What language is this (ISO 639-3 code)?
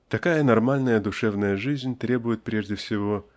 rus